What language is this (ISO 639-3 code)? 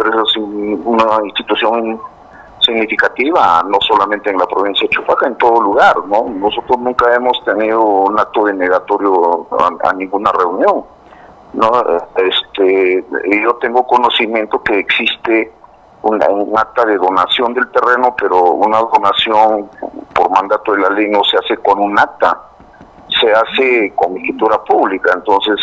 spa